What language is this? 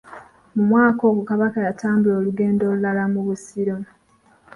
Ganda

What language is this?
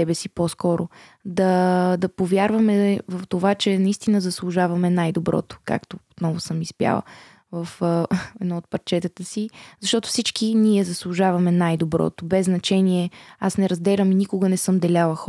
Bulgarian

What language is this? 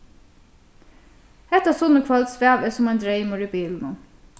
Faroese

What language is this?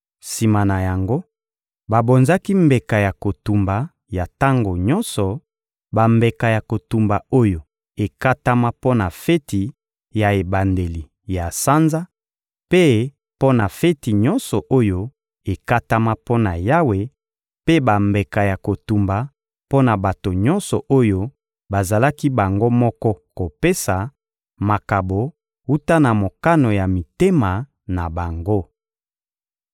Lingala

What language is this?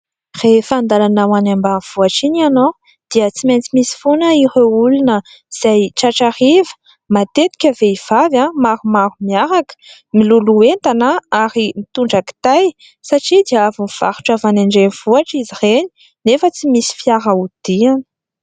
Malagasy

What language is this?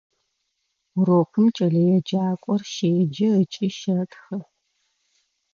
Adyghe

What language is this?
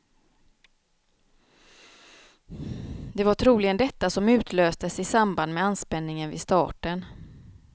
Swedish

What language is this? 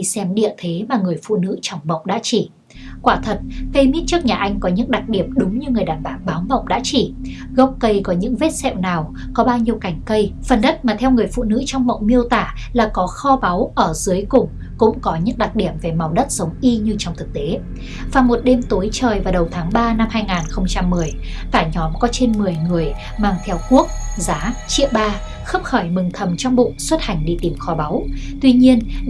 Vietnamese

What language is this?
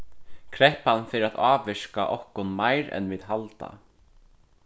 Faroese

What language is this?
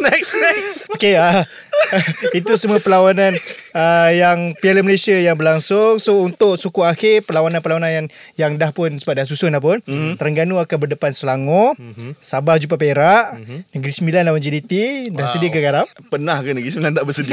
Malay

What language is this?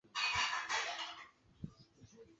Chinese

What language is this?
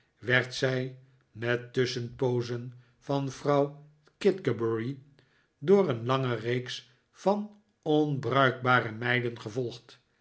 Dutch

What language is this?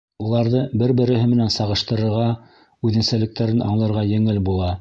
Bashkir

